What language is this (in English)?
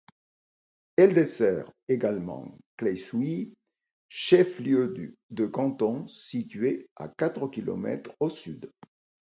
French